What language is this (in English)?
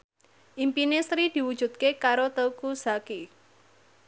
Javanese